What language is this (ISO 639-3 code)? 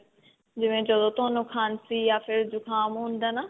pan